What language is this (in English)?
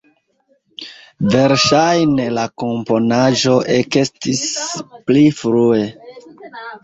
Esperanto